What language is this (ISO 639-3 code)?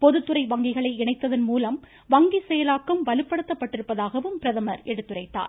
tam